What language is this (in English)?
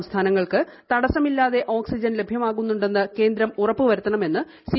Malayalam